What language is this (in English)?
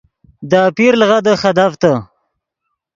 Yidgha